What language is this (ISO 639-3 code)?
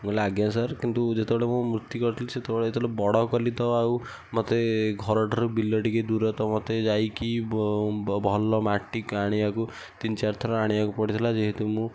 ori